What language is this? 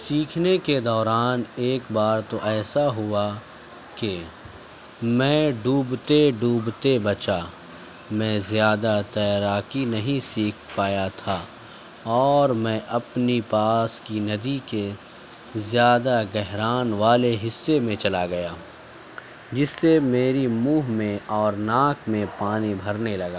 Urdu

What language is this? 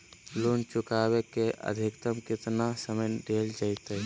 Magahi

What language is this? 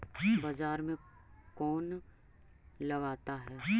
Magahi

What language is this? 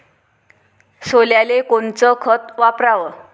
Marathi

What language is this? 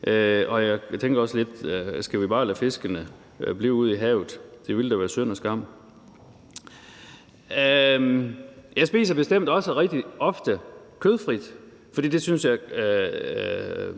Danish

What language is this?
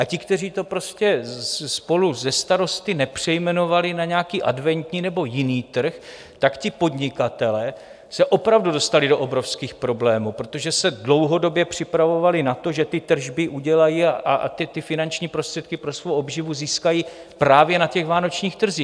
Czech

